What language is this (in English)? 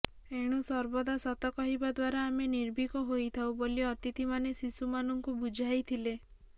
Odia